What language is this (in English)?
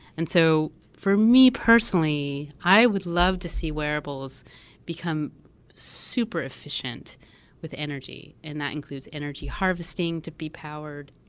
English